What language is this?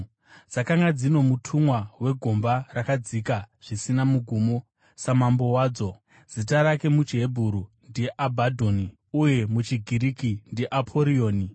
Shona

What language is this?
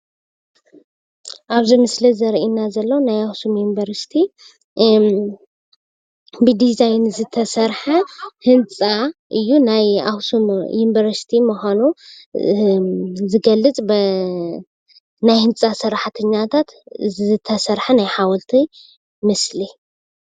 Tigrinya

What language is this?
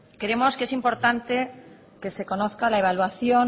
Spanish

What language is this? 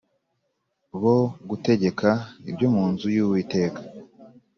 Kinyarwanda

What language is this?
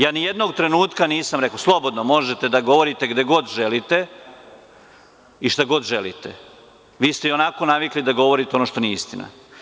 Serbian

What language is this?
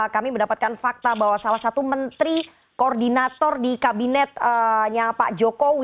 Indonesian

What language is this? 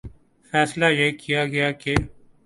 Urdu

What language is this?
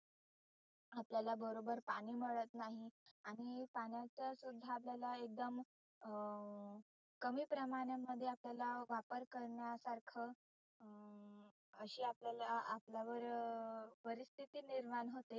Marathi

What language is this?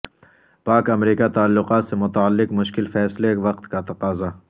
Urdu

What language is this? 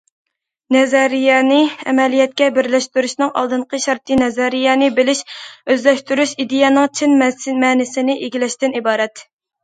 Uyghur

